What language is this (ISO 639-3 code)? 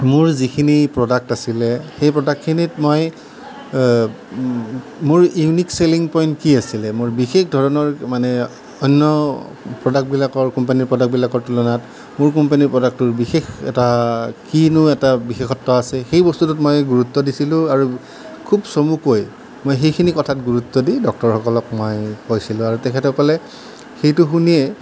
asm